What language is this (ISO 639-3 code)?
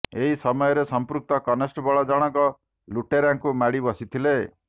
ori